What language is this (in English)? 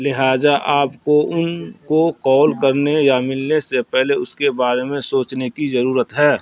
Urdu